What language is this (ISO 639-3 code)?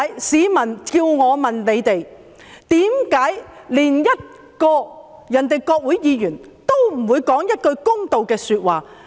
yue